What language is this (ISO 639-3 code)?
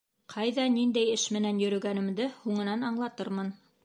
bak